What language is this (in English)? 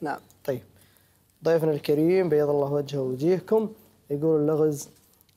Arabic